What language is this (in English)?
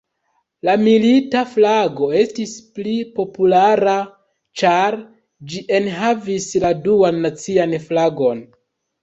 Esperanto